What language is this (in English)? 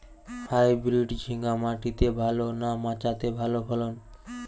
Bangla